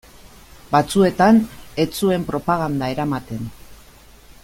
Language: Basque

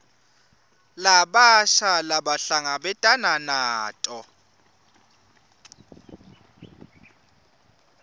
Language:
Swati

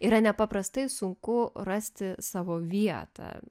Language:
Lithuanian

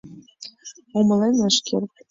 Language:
Mari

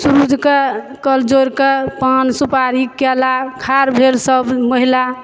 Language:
Maithili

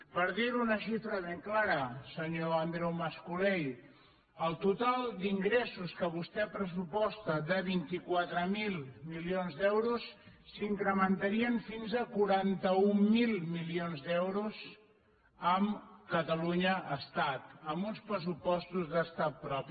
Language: Catalan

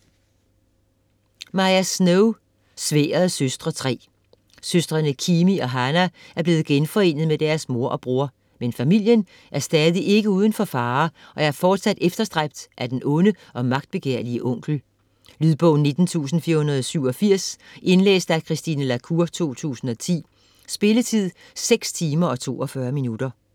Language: Danish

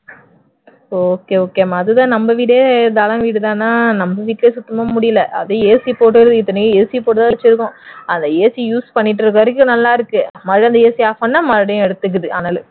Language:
Tamil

